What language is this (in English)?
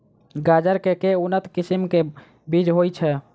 Maithili